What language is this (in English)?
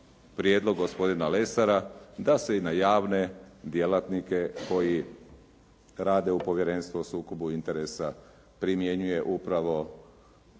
Croatian